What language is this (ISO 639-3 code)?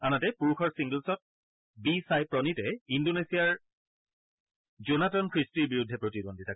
asm